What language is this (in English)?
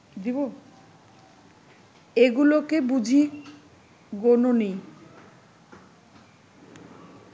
Bangla